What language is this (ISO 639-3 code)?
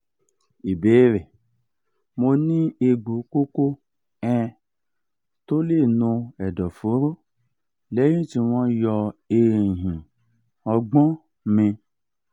yor